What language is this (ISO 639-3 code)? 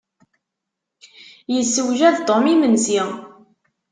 kab